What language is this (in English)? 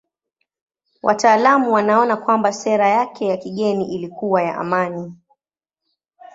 Swahili